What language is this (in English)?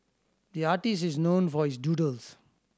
English